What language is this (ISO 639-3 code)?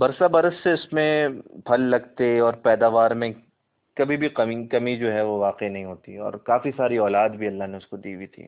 urd